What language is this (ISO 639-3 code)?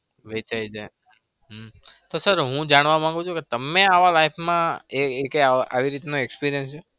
guj